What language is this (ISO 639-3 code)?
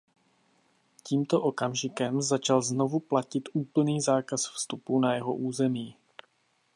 ces